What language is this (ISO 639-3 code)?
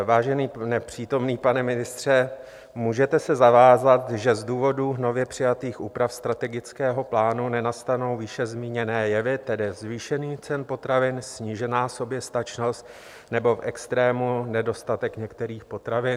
ces